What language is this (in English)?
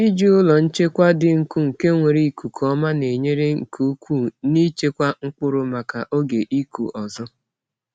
Igbo